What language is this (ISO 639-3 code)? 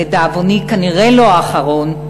heb